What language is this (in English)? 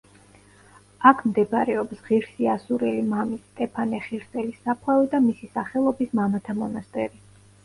Georgian